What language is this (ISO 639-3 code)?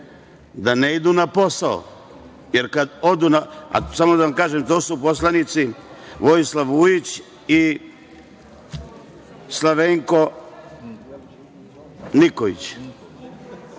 srp